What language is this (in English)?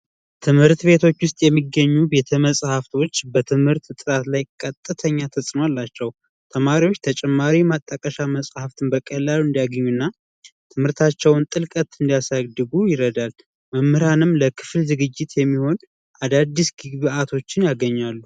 Amharic